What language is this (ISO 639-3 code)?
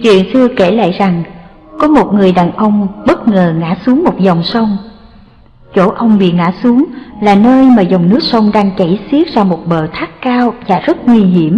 vie